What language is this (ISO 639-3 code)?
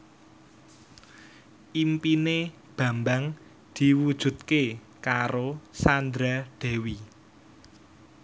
jav